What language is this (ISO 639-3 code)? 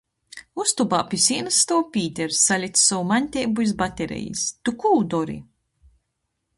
ltg